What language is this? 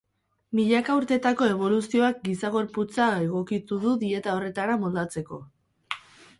Basque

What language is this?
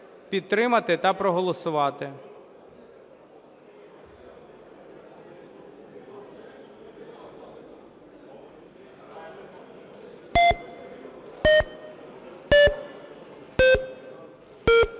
Ukrainian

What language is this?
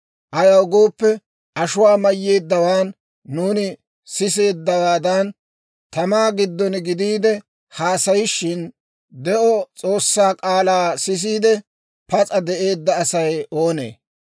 Dawro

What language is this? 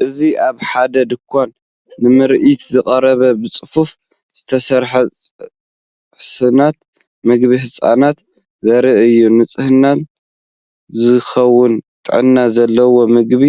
Tigrinya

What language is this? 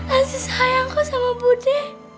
Indonesian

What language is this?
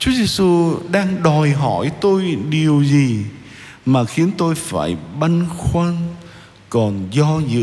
Vietnamese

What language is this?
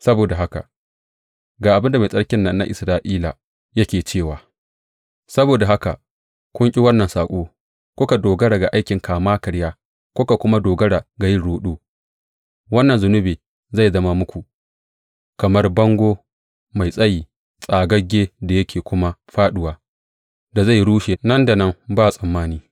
Hausa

